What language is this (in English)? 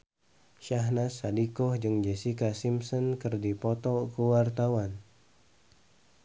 Sundanese